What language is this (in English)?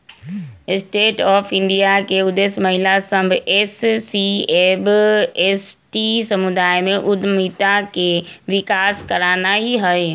Magahi